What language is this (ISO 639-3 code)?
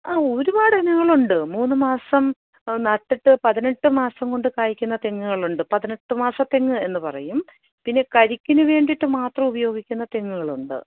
mal